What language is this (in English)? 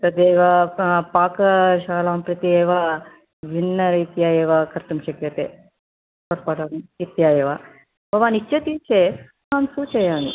Sanskrit